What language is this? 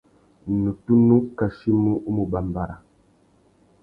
Tuki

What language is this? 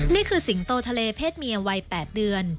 Thai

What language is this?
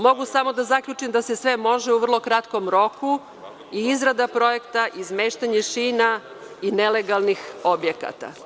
Serbian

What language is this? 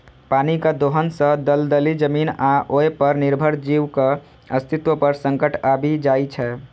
Maithili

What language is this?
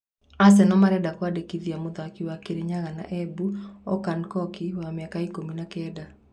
Kikuyu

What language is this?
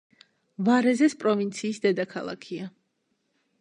Georgian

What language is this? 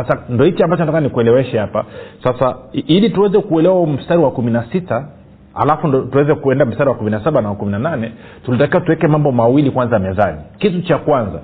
Swahili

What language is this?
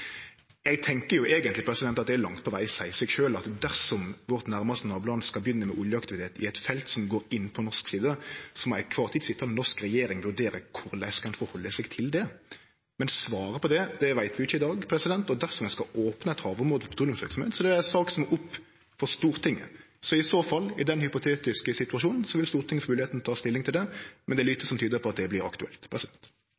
Norwegian Nynorsk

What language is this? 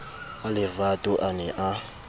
Southern Sotho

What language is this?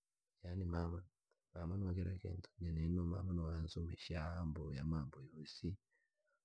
Langi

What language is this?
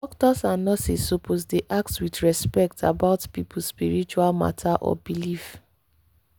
Nigerian Pidgin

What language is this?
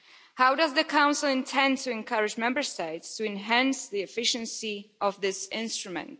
English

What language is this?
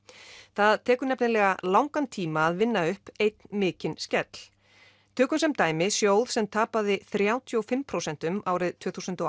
Icelandic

